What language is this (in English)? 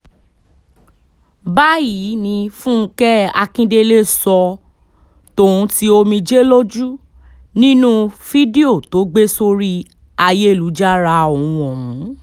Yoruba